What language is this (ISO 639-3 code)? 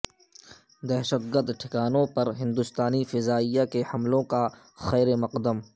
urd